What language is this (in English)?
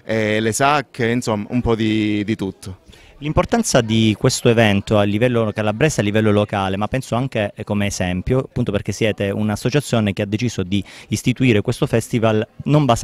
Italian